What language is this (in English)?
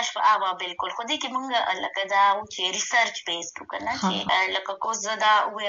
Urdu